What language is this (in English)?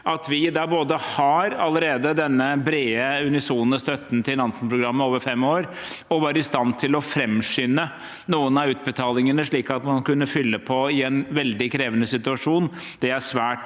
Norwegian